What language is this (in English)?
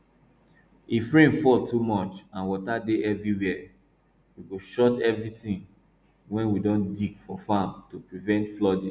Nigerian Pidgin